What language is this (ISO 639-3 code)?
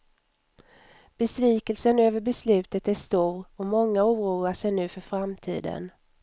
swe